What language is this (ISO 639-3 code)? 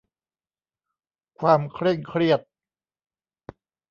tha